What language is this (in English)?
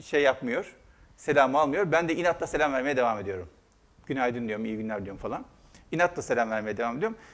Turkish